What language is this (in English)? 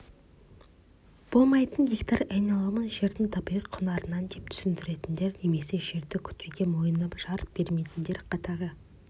Kazakh